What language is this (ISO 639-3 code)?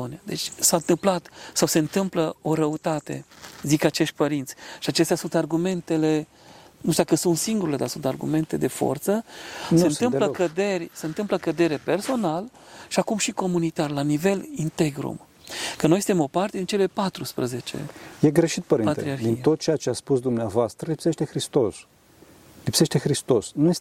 ron